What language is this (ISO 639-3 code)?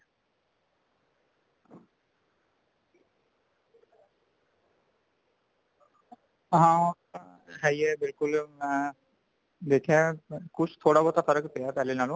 pan